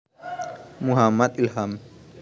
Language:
Javanese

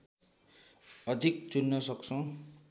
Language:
Nepali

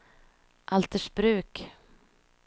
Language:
Swedish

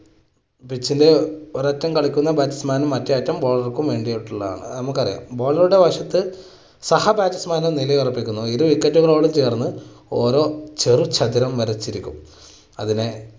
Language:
Malayalam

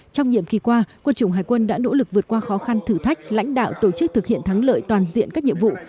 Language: Vietnamese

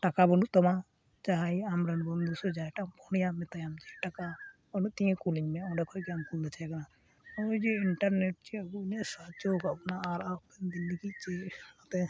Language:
Santali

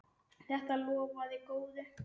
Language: Icelandic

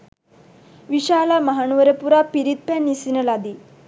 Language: Sinhala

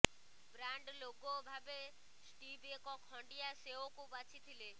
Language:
Odia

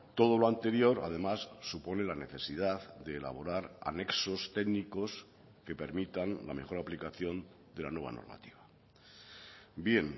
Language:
Spanish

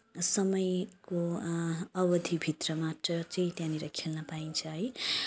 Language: Nepali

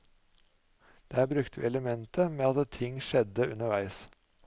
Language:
Norwegian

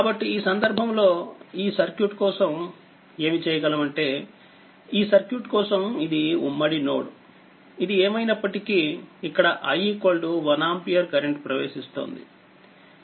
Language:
Telugu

